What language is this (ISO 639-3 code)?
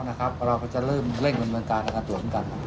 tha